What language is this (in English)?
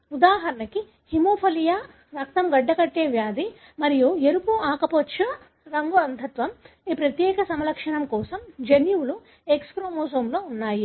Telugu